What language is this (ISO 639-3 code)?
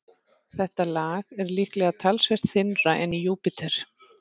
isl